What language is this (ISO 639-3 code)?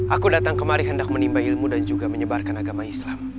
ind